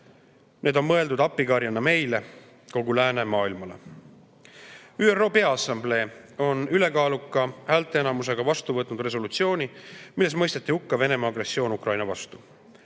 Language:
Estonian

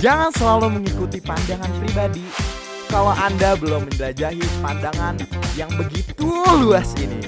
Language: Indonesian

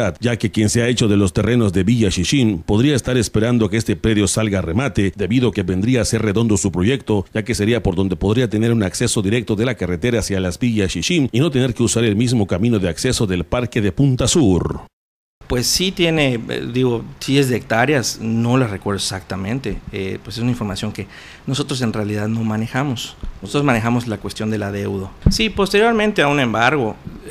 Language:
Spanish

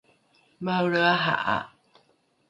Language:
Rukai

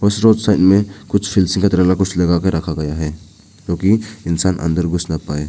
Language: Hindi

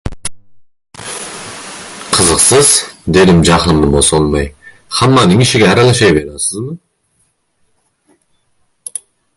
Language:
Uzbek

